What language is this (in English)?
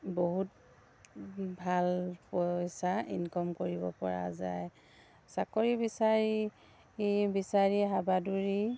Assamese